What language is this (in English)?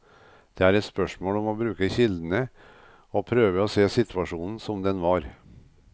Norwegian